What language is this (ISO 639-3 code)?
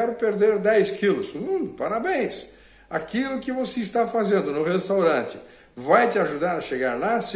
por